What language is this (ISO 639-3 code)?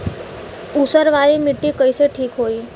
bho